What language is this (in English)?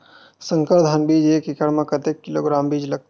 Chhattisgarhi